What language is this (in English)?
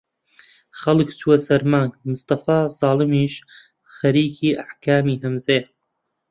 Central Kurdish